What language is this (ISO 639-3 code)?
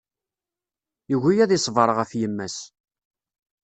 kab